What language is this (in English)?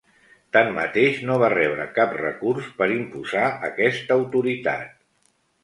Catalan